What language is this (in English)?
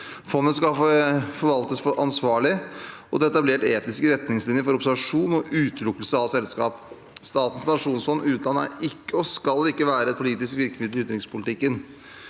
Norwegian